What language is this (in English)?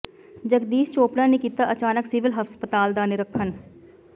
Punjabi